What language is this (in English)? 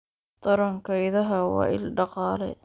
Somali